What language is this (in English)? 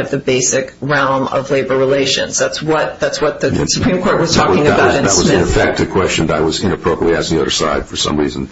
English